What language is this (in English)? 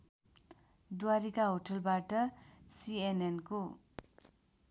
Nepali